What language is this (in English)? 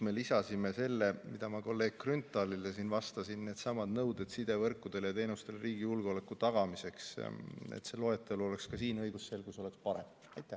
Estonian